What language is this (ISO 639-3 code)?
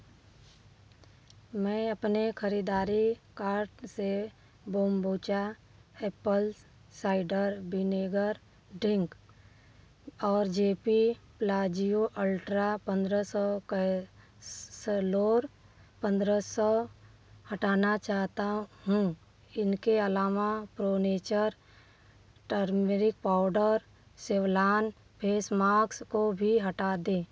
hin